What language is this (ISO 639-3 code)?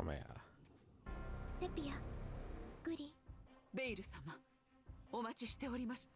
deu